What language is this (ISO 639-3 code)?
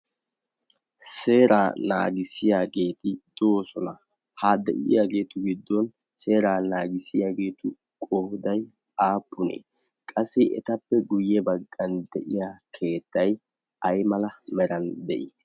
wal